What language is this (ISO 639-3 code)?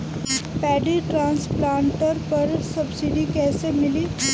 bho